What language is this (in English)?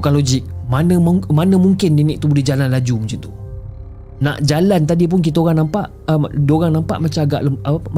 Malay